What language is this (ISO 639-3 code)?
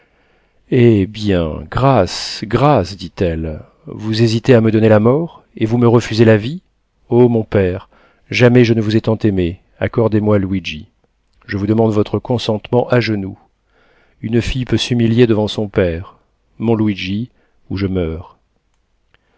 fra